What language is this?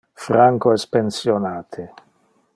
Interlingua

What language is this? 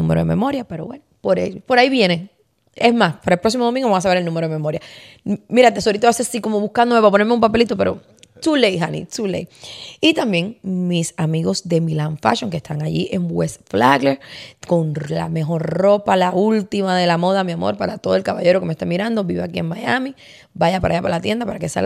Spanish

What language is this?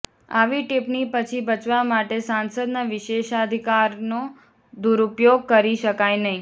Gujarati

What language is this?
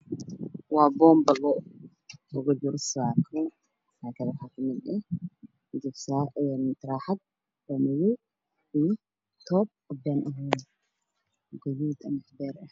Somali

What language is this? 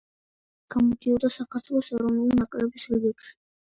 Georgian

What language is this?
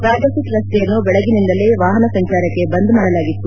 Kannada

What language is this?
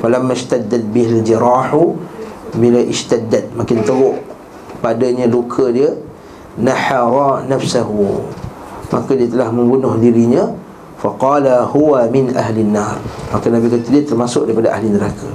Malay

